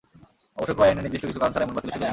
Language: Bangla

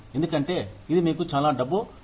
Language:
Telugu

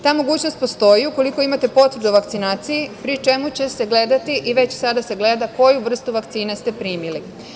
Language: Serbian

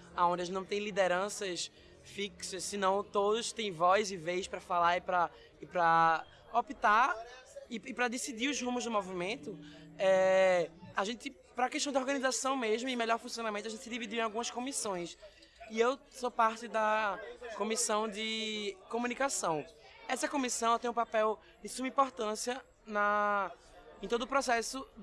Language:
Portuguese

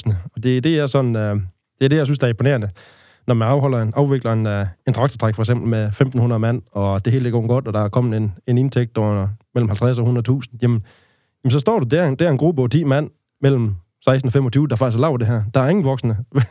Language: Danish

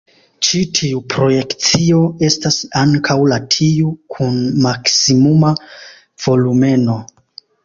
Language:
Esperanto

